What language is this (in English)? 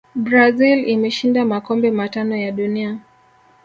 Swahili